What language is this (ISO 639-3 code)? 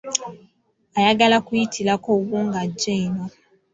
lug